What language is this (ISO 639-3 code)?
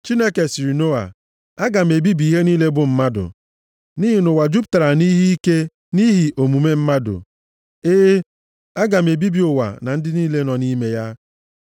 ibo